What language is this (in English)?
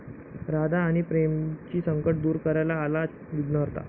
Marathi